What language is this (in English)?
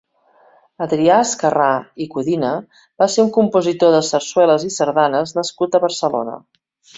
Catalan